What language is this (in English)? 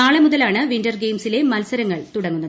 Malayalam